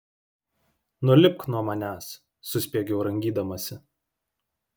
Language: Lithuanian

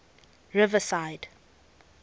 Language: English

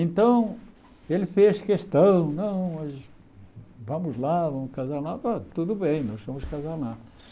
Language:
Portuguese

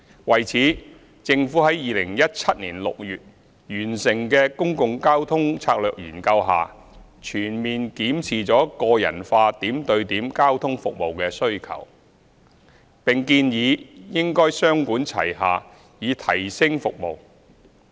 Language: Cantonese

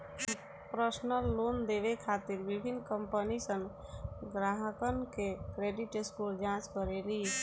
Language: Bhojpuri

